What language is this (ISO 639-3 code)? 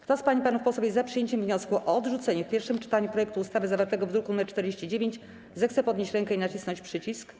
pol